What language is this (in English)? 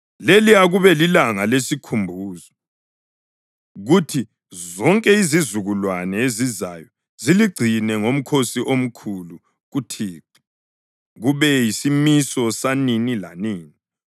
North Ndebele